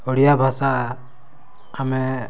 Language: Odia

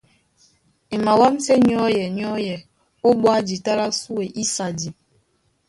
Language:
Duala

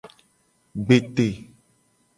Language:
Gen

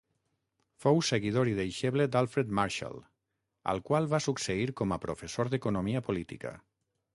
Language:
Catalan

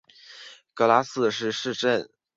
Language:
Chinese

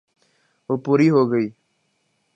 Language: Urdu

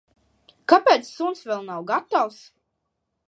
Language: Latvian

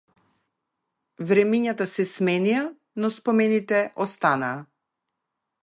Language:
Macedonian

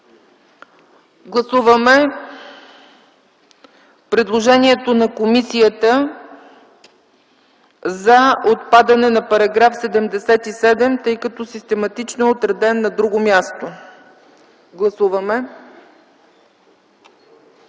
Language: Bulgarian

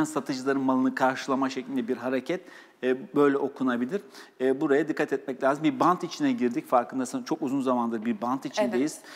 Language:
Turkish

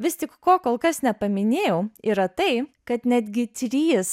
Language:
Lithuanian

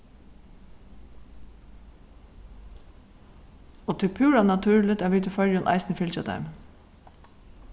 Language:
Faroese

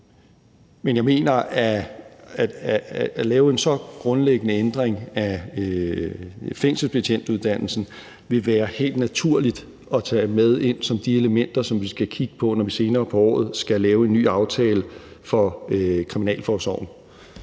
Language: Danish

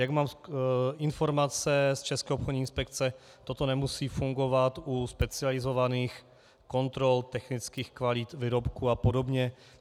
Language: Czech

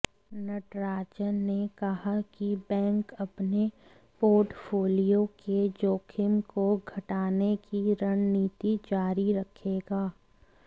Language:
Hindi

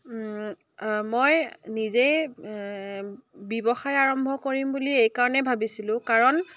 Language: Assamese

